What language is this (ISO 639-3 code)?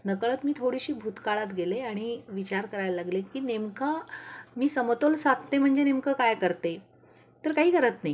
mar